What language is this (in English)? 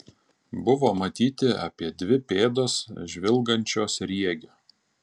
Lithuanian